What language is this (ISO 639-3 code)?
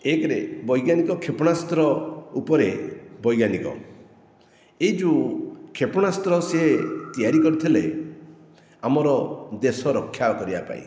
ori